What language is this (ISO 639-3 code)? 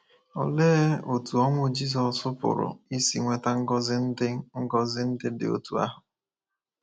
ibo